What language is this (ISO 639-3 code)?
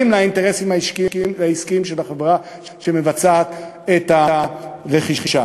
heb